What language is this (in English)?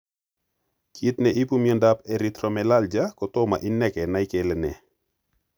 Kalenjin